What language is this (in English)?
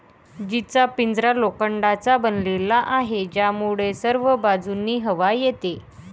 Marathi